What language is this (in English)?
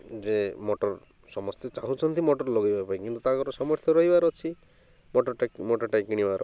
Odia